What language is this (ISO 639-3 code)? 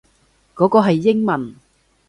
yue